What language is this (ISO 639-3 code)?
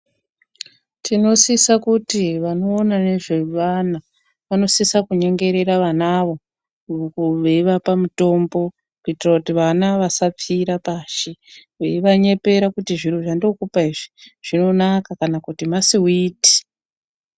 ndc